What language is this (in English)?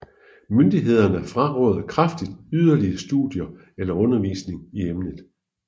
Danish